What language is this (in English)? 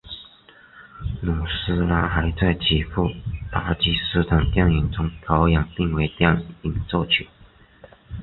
Chinese